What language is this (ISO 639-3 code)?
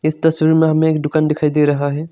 hin